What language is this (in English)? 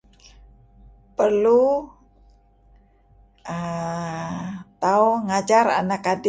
Kelabit